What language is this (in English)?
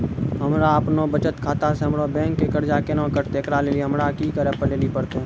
Maithili